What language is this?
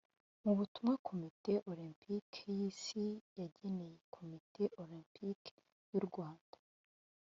Kinyarwanda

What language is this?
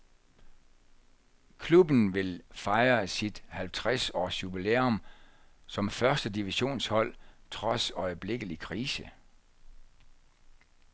Danish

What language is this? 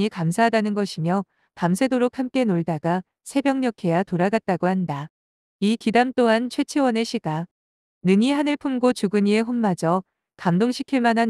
Korean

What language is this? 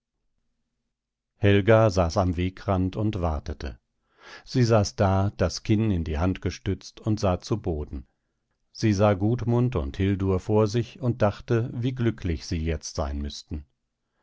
German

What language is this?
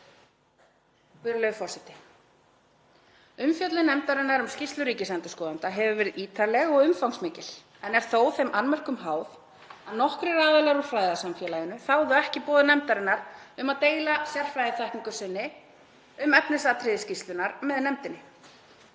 Icelandic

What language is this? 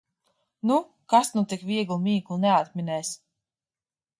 Latvian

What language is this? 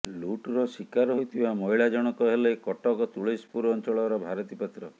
Odia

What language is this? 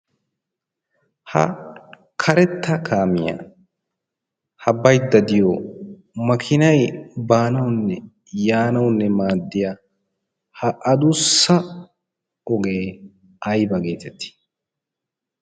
Wolaytta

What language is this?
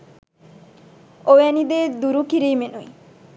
Sinhala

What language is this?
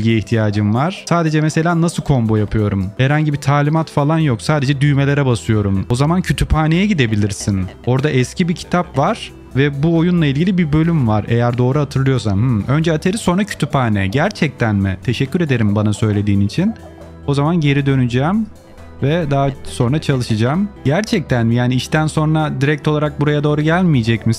Turkish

